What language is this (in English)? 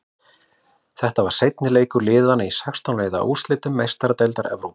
Icelandic